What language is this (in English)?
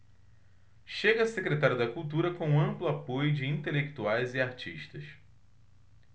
Portuguese